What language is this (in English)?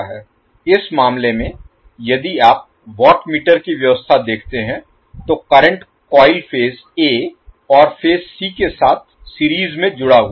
Hindi